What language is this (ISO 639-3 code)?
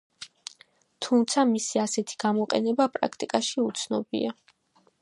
kat